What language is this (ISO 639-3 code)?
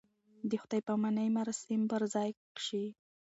pus